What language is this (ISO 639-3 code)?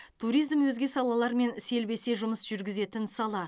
kaz